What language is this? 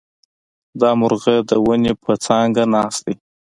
Pashto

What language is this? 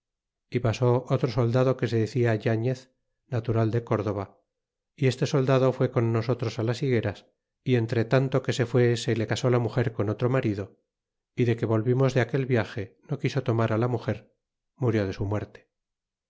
Spanish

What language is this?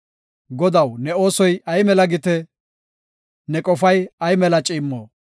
Gofa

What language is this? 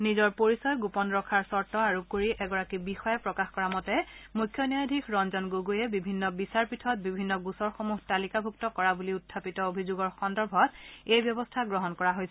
Assamese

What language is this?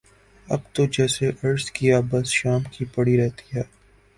Urdu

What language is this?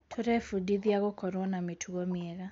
Kikuyu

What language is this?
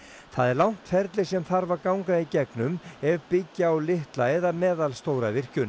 Icelandic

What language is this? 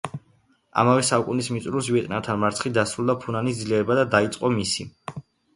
Georgian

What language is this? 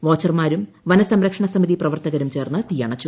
Malayalam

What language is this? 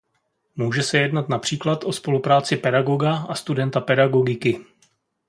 Czech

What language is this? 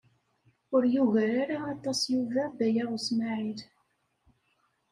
Kabyle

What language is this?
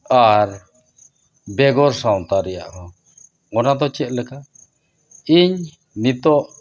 Santali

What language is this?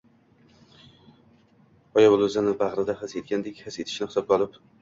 Uzbek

